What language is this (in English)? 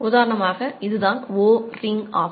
Tamil